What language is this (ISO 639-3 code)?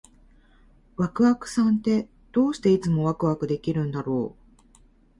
jpn